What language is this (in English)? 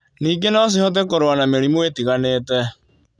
Kikuyu